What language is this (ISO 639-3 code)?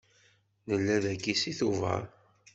kab